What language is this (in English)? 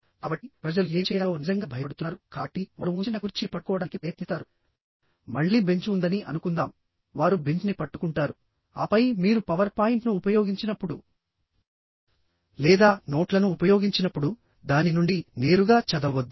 Telugu